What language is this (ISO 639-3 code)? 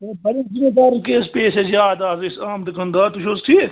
kas